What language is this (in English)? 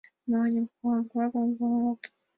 Mari